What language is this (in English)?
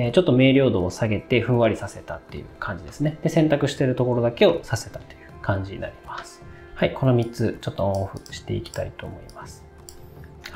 Japanese